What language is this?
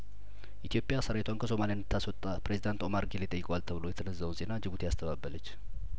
Amharic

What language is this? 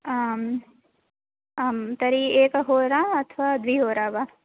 Sanskrit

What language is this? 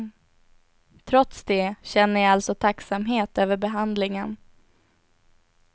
Swedish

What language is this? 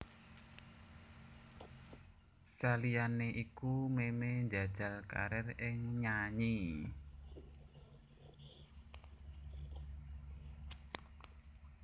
Javanese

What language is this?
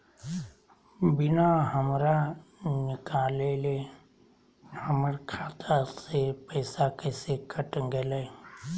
Magahi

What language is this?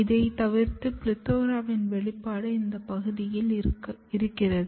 Tamil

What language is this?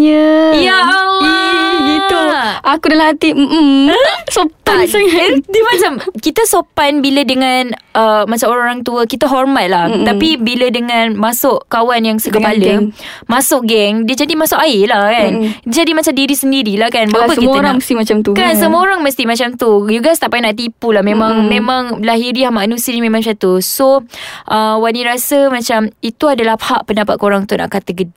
Malay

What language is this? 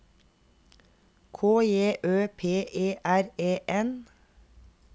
Norwegian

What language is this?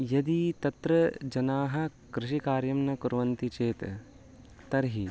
Sanskrit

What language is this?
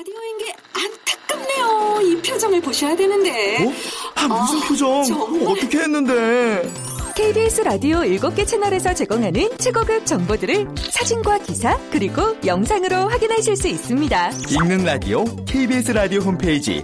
Korean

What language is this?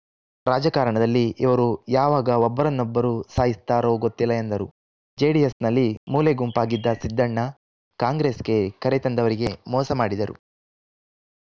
Kannada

